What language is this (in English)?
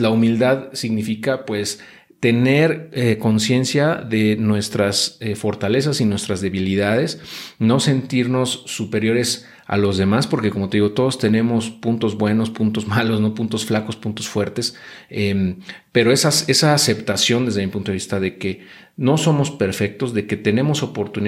Spanish